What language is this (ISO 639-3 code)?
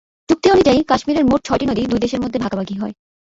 ben